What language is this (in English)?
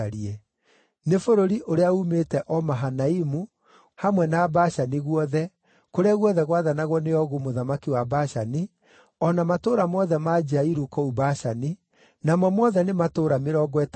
Kikuyu